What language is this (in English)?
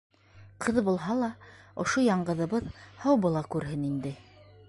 Bashkir